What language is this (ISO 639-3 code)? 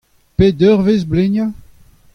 bre